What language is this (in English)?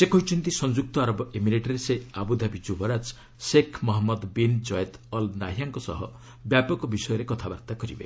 Odia